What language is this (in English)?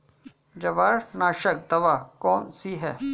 Hindi